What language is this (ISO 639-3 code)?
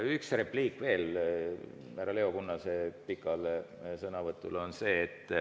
est